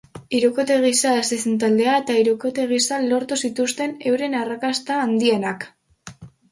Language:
Basque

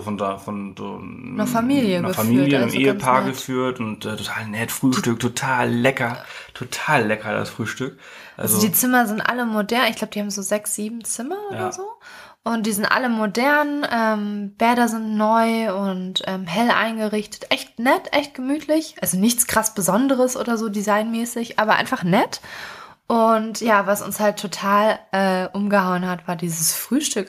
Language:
German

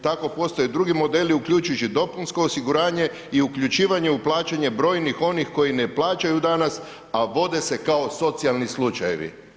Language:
Croatian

